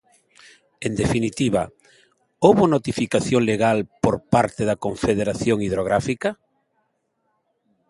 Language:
Galician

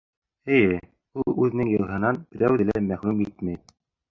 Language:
Bashkir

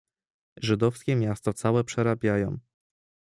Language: Polish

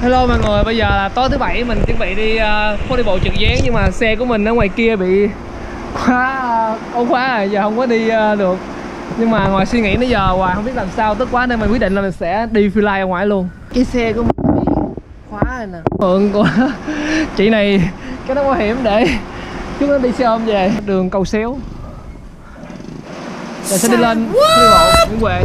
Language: Vietnamese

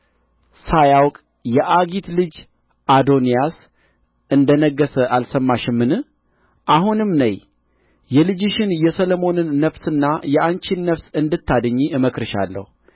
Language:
Amharic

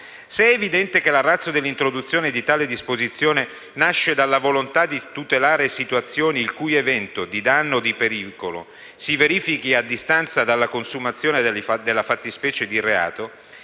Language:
Italian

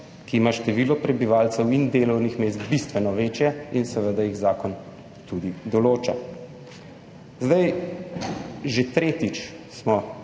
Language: Slovenian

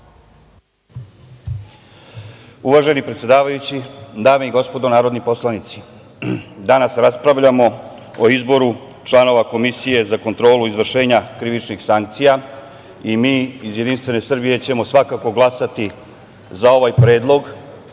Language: Serbian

